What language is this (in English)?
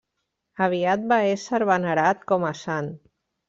Catalan